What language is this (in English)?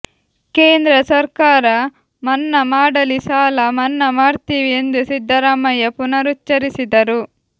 Kannada